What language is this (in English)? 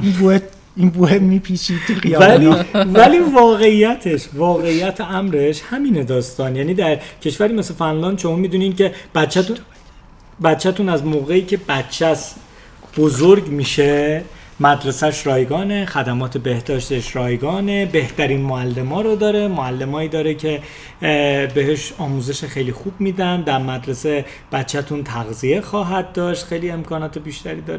Persian